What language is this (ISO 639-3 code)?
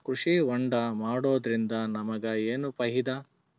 kan